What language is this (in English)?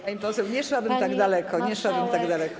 Polish